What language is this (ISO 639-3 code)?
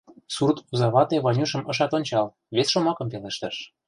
chm